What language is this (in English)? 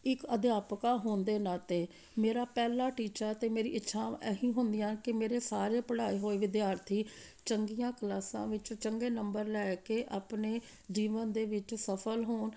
Punjabi